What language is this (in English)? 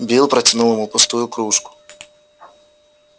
Russian